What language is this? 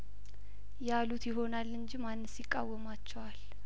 Amharic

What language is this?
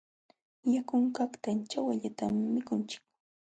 Jauja Wanca Quechua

